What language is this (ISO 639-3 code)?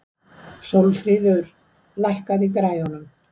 isl